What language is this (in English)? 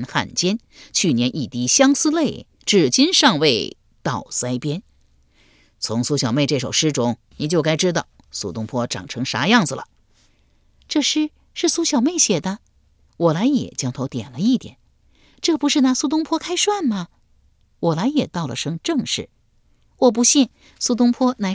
Chinese